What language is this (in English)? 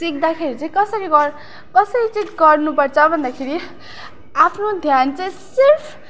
Nepali